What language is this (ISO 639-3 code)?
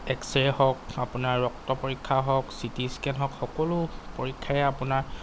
asm